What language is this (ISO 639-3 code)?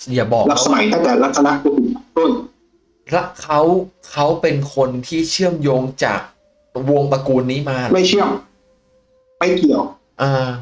tha